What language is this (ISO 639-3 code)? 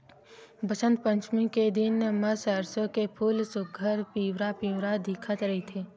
hne